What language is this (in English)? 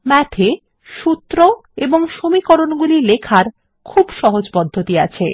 Bangla